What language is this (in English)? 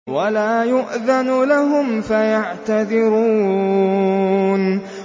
Arabic